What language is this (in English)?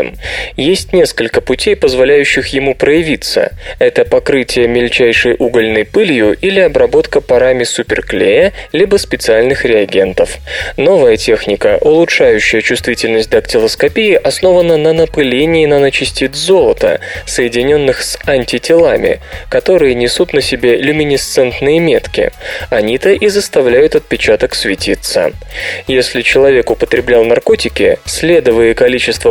Russian